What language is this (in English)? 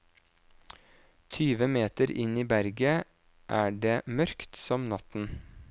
Norwegian